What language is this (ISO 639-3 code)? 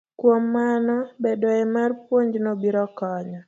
luo